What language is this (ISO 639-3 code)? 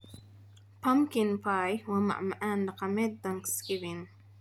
som